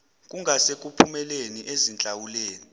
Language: Zulu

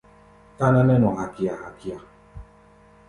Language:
Gbaya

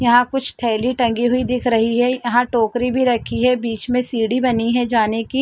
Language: Hindi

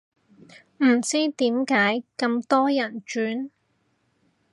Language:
Cantonese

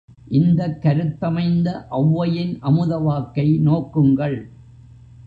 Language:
Tamil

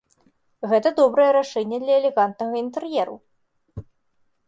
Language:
Belarusian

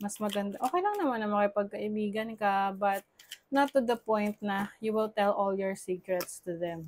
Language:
Filipino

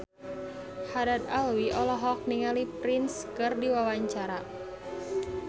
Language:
Sundanese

